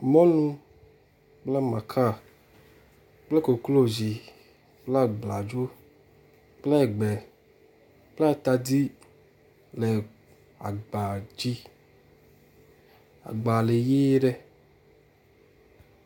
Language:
Ewe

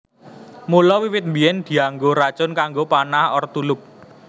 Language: Javanese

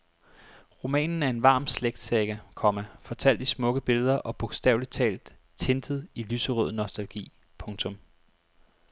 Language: Danish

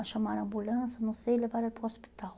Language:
Portuguese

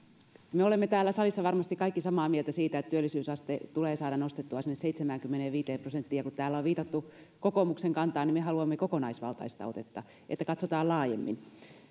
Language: Finnish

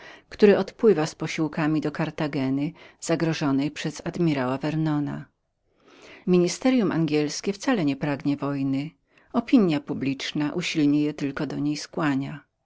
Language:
Polish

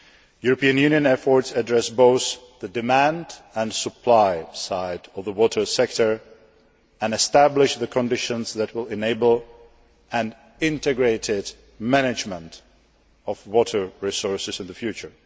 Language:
English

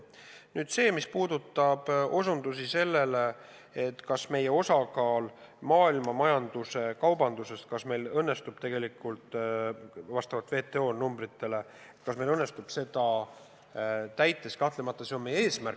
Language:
Estonian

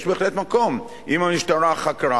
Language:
Hebrew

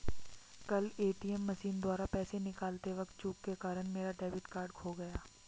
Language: Hindi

